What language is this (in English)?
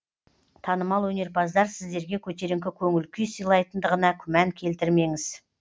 Kazakh